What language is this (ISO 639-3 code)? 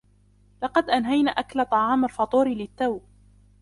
ara